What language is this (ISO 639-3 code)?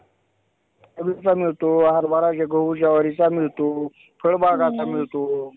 mar